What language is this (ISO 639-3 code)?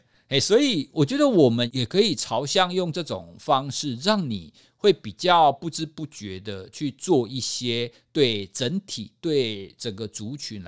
zho